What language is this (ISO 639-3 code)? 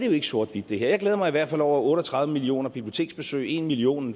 dan